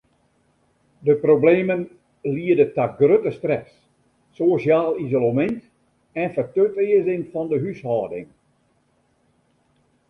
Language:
Western Frisian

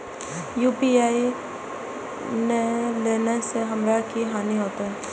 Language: Maithili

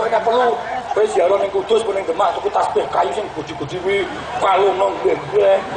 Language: Indonesian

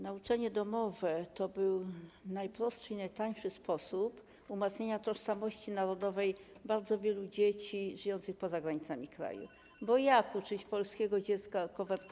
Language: Polish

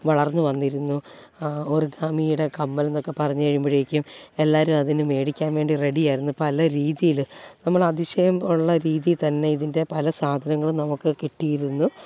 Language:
Malayalam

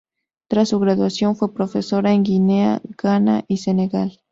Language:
Spanish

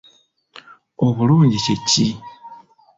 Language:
Ganda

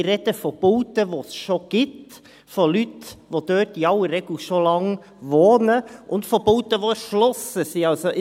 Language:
Swiss German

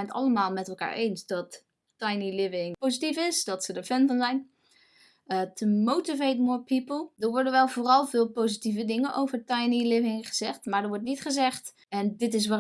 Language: Dutch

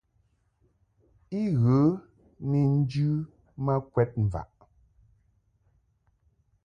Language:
Mungaka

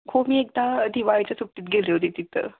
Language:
Marathi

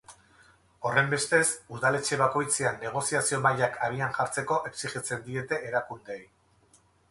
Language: Basque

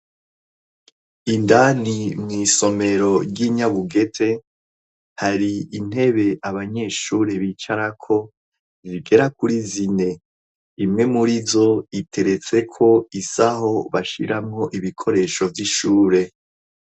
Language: Rundi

